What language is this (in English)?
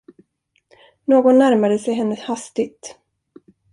Swedish